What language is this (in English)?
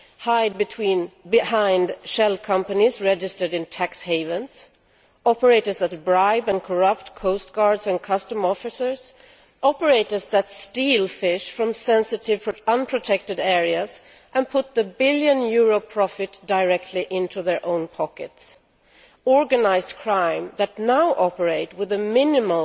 English